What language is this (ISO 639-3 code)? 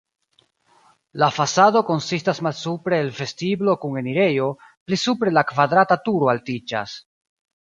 epo